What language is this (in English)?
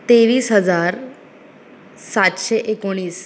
Konkani